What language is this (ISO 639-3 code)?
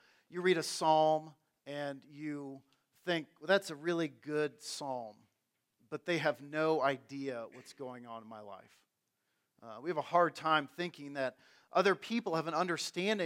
eng